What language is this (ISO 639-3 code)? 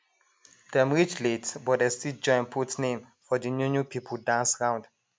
pcm